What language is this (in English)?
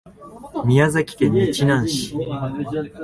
Japanese